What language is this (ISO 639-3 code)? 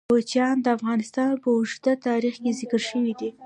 pus